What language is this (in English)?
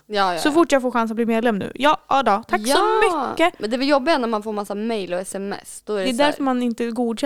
Swedish